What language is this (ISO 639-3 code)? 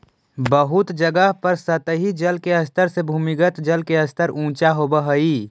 mag